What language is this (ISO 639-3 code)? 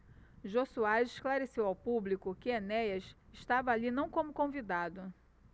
por